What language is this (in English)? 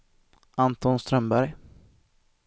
Swedish